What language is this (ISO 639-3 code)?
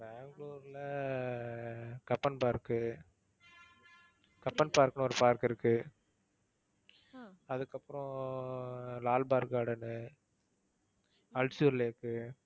tam